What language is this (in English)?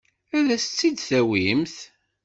Kabyle